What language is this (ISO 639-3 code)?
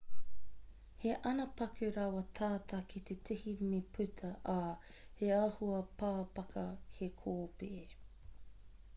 mri